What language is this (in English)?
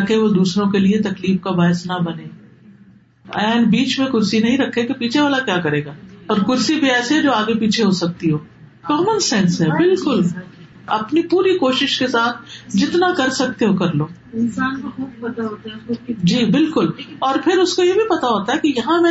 Urdu